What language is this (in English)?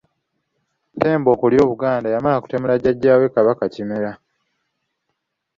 Ganda